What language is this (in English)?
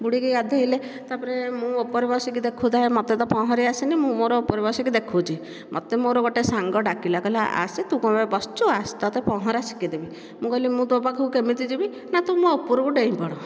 Odia